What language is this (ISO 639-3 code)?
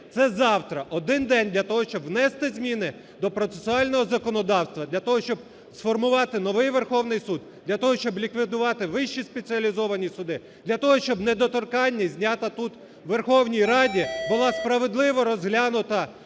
ukr